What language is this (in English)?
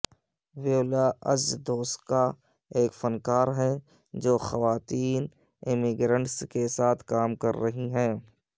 Urdu